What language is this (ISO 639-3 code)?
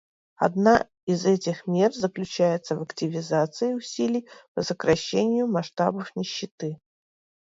rus